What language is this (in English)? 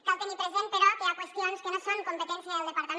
Catalan